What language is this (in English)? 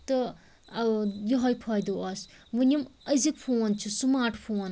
Kashmiri